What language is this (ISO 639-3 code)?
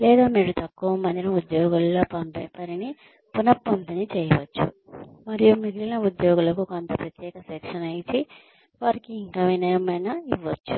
tel